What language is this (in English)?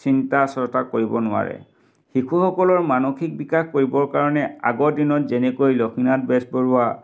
Assamese